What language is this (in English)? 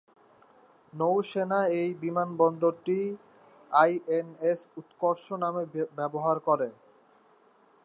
Bangla